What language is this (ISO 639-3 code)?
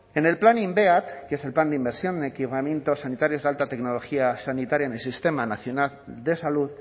spa